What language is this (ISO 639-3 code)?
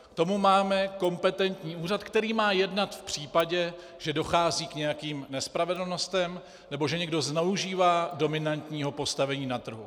ces